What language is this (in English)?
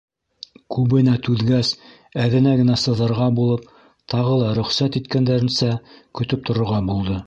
Bashkir